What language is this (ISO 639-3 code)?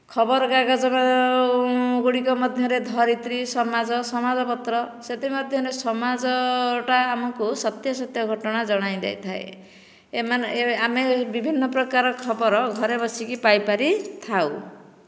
ori